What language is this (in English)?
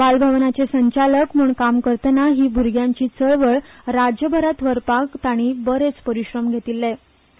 Konkani